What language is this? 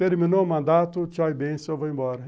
Portuguese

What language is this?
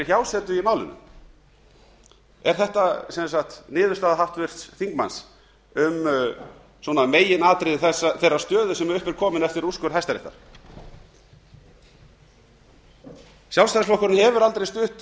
Icelandic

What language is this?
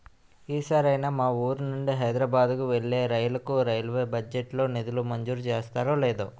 Telugu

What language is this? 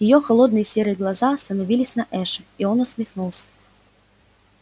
Russian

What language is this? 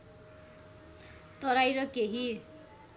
Nepali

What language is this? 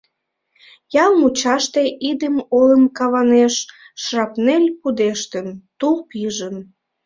Mari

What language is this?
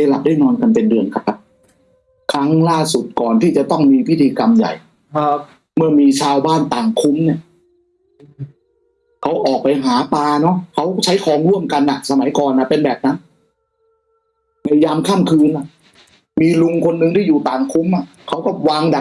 Thai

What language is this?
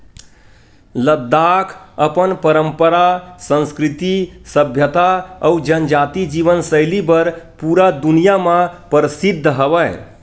Chhattisgarhi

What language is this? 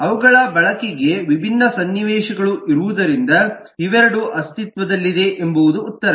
Kannada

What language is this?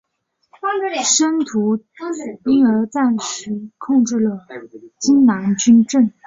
Chinese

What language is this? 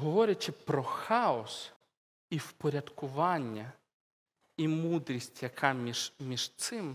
Ukrainian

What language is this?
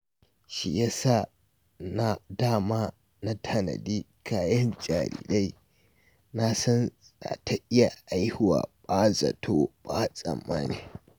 Hausa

